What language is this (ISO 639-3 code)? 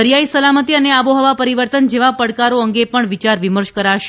guj